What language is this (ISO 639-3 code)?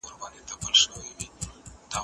pus